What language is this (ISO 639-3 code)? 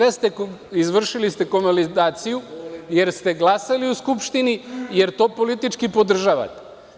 srp